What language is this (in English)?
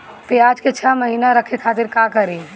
Bhojpuri